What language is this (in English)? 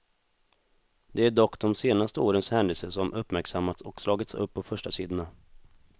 Swedish